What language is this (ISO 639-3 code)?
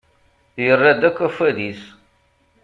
kab